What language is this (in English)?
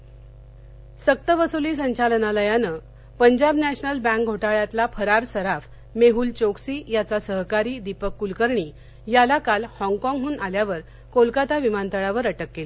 Marathi